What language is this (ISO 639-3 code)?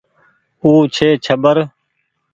gig